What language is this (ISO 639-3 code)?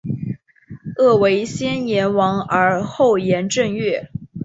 zho